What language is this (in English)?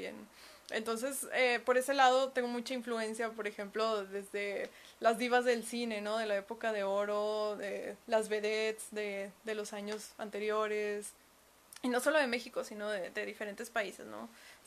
Spanish